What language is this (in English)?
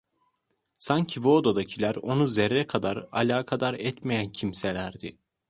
Turkish